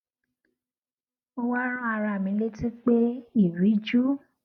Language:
Yoruba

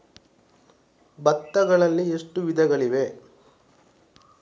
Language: Kannada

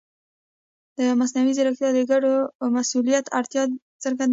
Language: Pashto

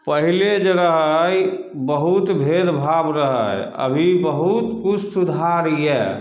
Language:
Maithili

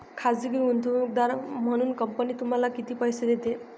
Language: Marathi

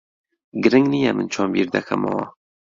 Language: Central Kurdish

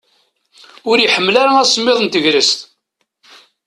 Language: Kabyle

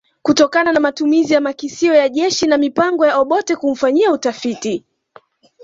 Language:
Swahili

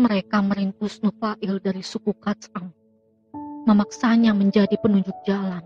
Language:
Indonesian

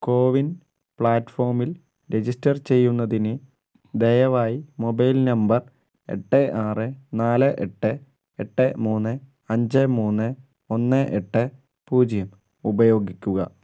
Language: Malayalam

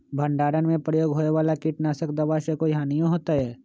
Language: Magahi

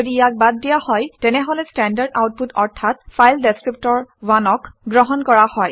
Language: Assamese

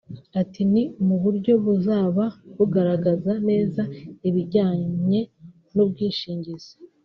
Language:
Kinyarwanda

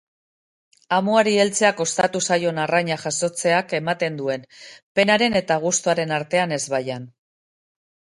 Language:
Basque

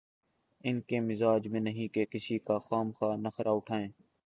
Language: Urdu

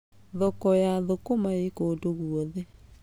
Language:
Kikuyu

